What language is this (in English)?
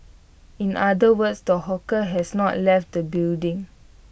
English